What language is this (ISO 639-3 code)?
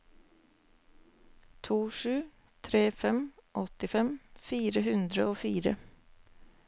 nor